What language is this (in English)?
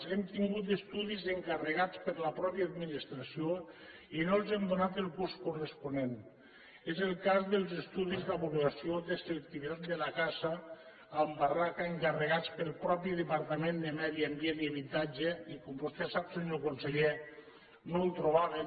Catalan